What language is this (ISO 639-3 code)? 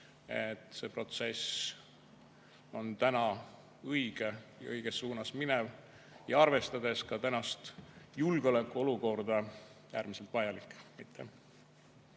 est